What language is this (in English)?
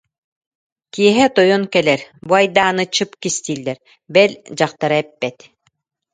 Yakut